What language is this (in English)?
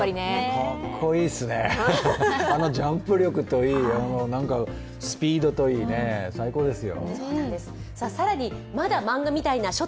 Japanese